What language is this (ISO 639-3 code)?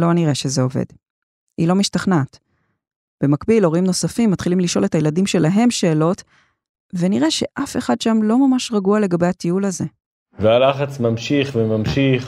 heb